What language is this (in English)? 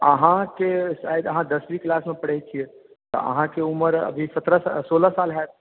Maithili